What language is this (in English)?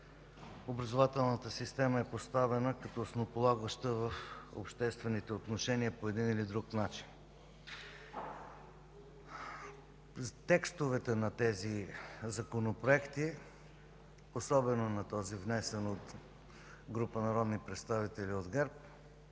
Bulgarian